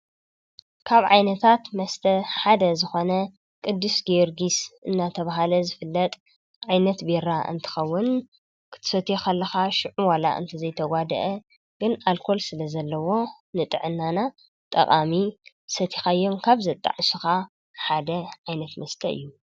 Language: Tigrinya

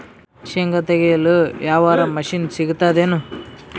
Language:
Kannada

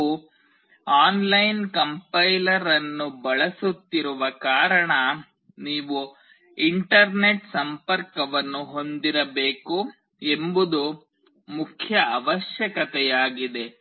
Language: Kannada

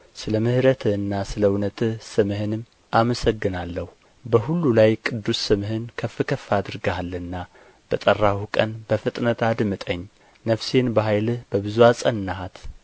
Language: Amharic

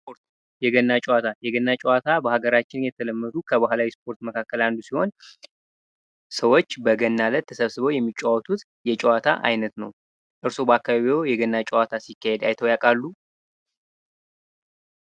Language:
Amharic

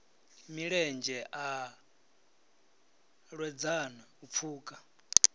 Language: Venda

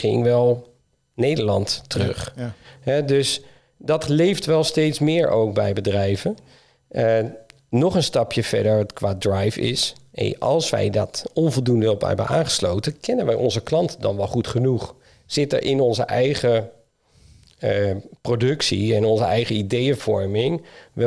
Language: Dutch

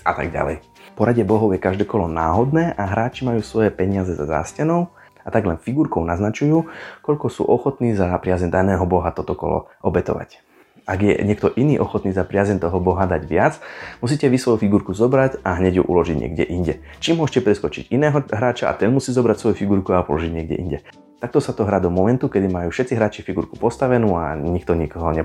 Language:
Slovak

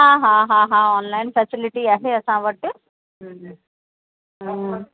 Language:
Sindhi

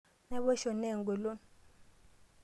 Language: Masai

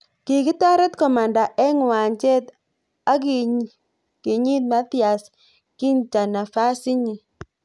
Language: Kalenjin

